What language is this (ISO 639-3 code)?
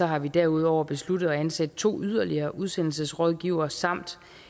dan